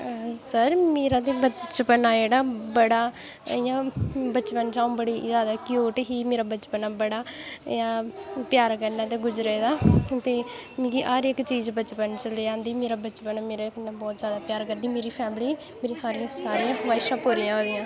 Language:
Dogri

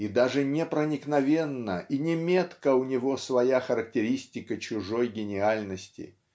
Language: Russian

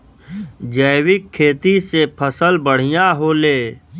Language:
Bhojpuri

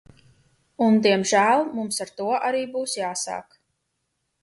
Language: Latvian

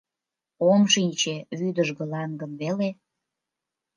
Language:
Mari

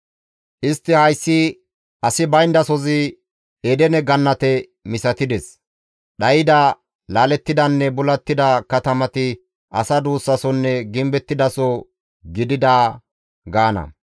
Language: Gamo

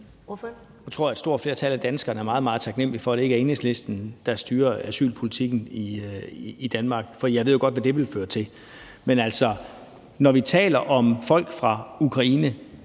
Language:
Danish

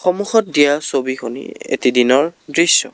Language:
Assamese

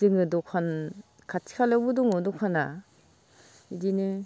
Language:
Bodo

